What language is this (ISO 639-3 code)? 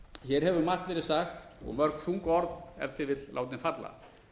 isl